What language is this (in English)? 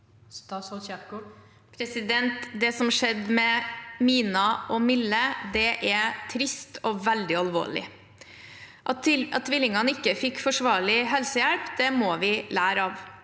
Norwegian